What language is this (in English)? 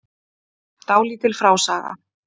Icelandic